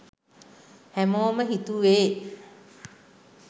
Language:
Sinhala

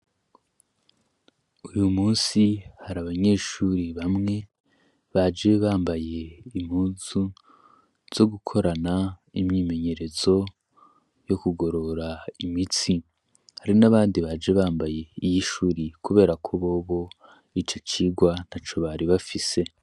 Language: Rundi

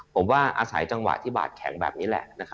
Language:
Thai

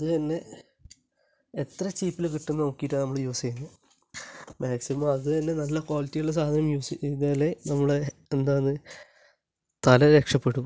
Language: Malayalam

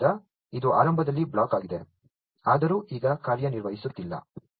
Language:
Kannada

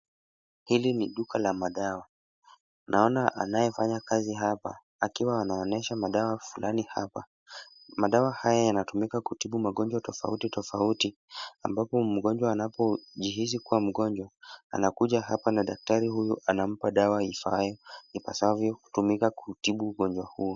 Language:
Swahili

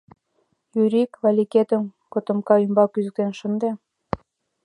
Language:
Mari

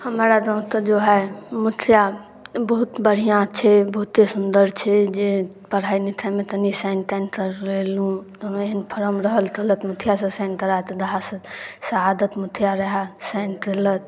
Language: Maithili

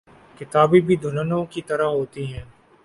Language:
Urdu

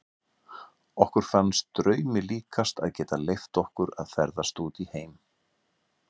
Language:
Icelandic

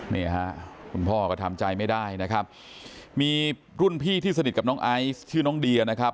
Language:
Thai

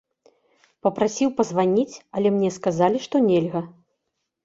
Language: Belarusian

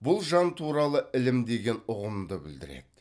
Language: Kazakh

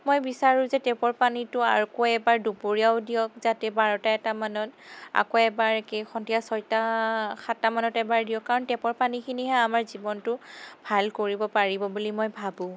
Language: Assamese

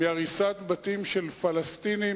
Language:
Hebrew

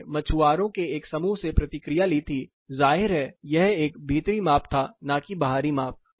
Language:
Hindi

